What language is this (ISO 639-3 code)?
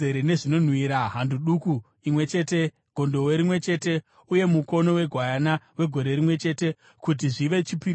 sna